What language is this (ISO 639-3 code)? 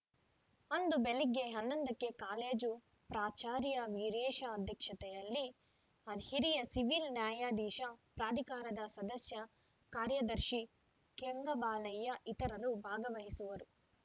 kan